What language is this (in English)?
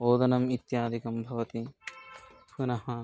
Sanskrit